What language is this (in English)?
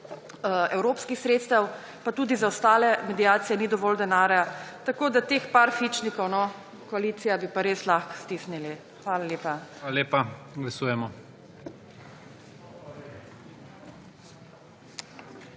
Slovenian